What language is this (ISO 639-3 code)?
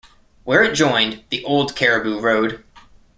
eng